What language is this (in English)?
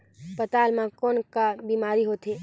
Chhattisgarhi